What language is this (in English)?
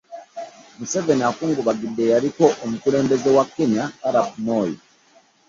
Ganda